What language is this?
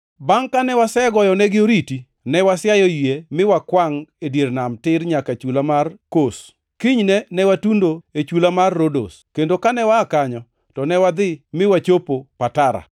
Luo (Kenya and Tanzania)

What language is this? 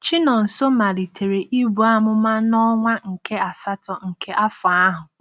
Igbo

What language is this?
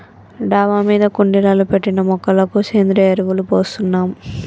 Telugu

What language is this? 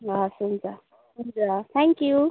Nepali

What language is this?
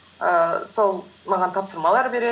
Kazakh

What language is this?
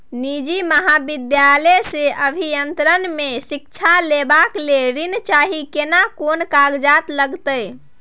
Maithili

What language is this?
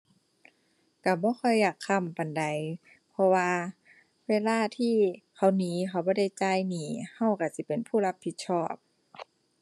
Thai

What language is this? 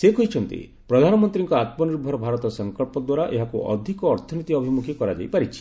Odia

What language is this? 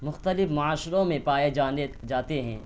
Urdu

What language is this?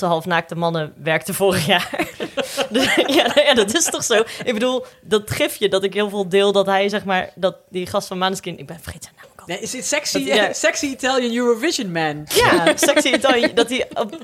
Dutch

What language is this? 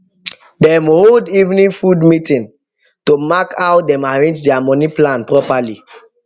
Nigerian Pidgin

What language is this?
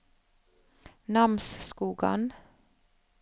Norwegian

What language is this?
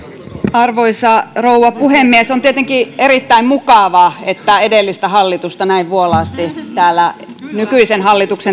Finnish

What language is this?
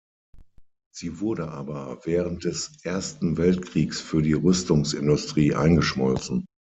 German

